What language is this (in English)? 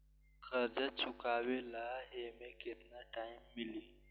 Bhojpuri